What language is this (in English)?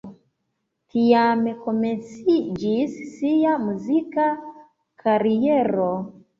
Esperanto